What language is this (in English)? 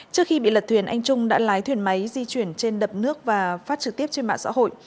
Vietnamese